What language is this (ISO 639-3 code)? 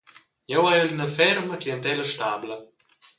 roh